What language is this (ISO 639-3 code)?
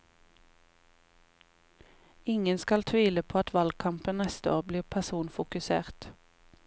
nor